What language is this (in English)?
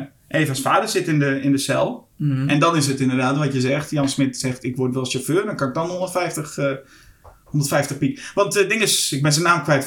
Dutch